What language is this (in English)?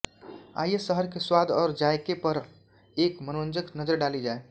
Hindi